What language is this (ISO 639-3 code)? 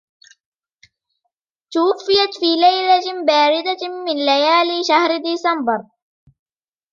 ara